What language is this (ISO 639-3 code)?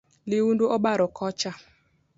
luo